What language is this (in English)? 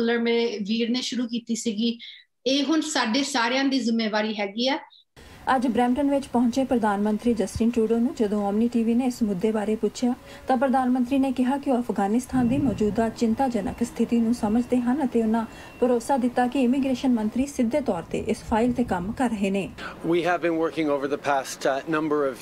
Hindi